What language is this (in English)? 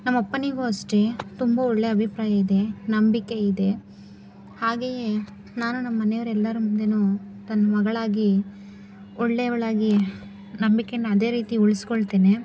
Kannada